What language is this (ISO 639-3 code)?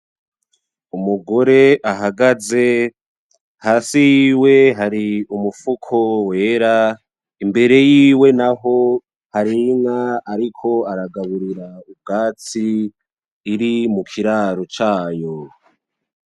run